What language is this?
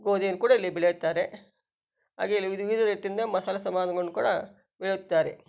Kannada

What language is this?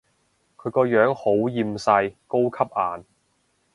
Cantonese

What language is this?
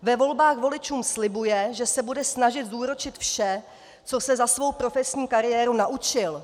Czech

